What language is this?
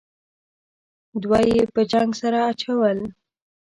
Pashto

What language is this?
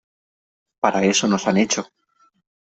Spanish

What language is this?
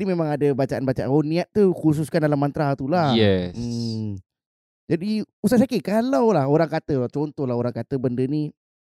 Malay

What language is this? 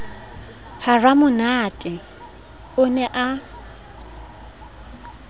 Southern Sotho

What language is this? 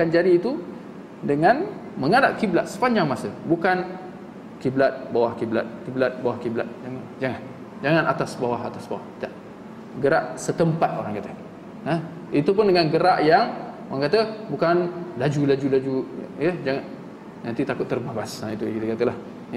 Malay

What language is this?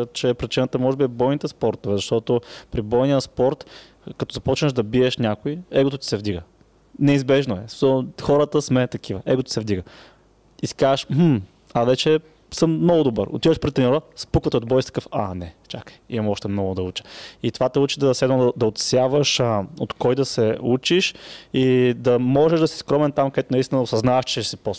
Bulgarian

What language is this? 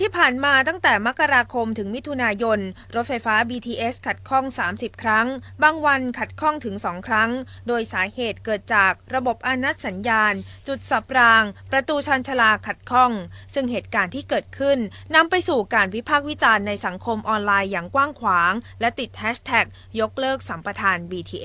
Thai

